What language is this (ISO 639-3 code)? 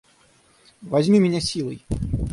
rus